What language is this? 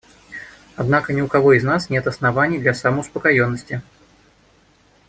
Russian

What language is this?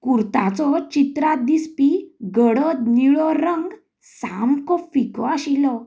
Konkani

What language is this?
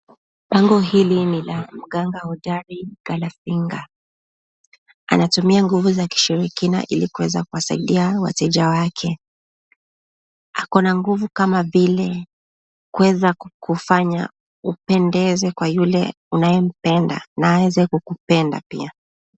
Swahili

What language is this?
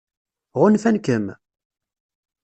Kabyle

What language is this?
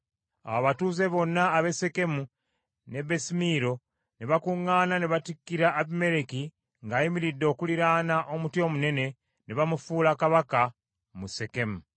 Ganda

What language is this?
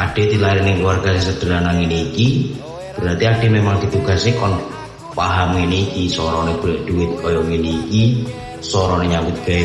Indonesian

